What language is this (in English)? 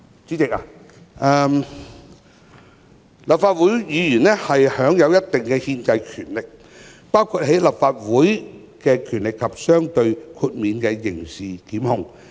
Cantonese